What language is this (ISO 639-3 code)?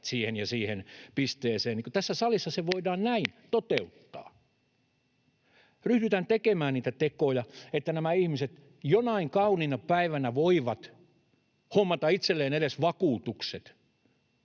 fin